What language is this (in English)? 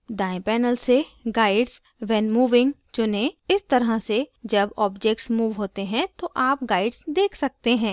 Hindi